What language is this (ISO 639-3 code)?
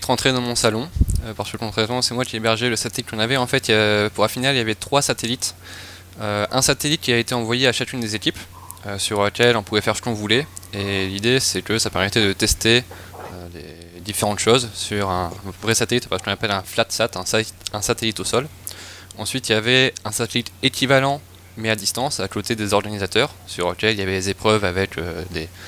fra